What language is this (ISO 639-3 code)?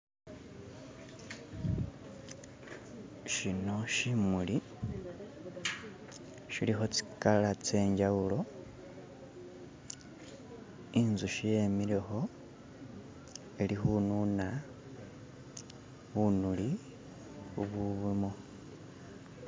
myx